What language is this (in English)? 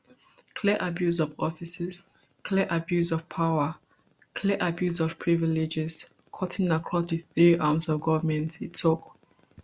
Nigerian Pidgin